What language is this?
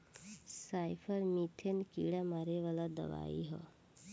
Bhojpuri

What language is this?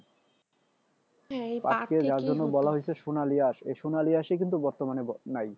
Bangla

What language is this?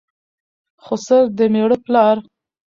Pashto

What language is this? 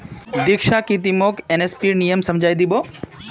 Magahi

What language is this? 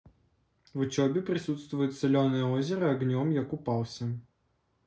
Russian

